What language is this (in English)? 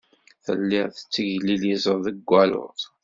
Kabyle